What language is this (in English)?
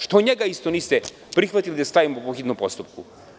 Serbian